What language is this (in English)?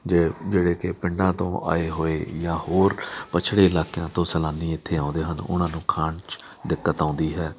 Punjabi